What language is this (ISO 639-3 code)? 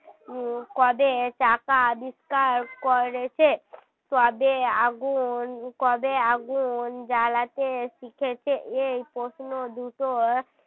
ben